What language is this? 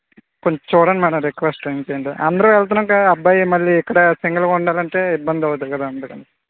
Telugu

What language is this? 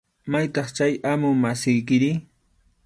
Arequipa-La Unión Quechua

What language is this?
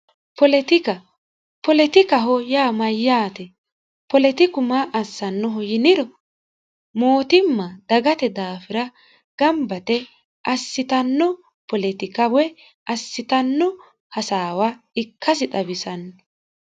Sidamo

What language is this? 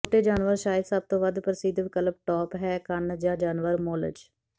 Punjabi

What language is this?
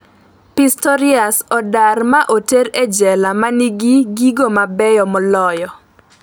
Luo (Kenya and Tanzania)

